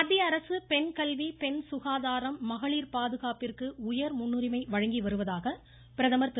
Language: Tamil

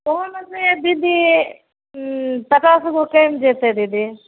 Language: Maithili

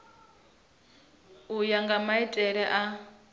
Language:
Venda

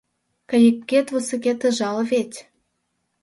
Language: Mari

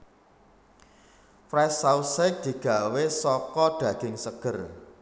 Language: Javanese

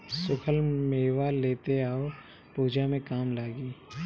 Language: Bhojpuri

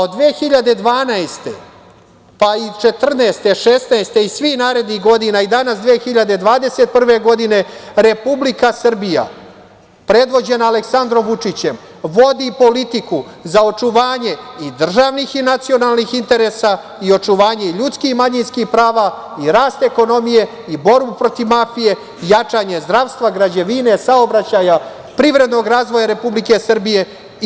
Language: Serbian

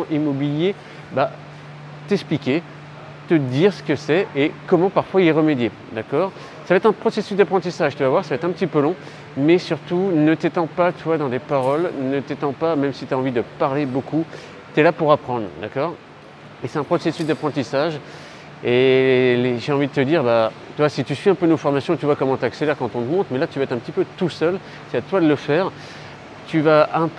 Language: French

